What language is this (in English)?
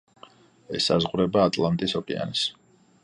Georgian